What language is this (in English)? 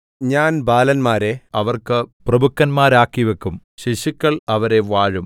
Malayalam